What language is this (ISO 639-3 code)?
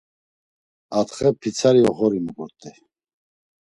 lzz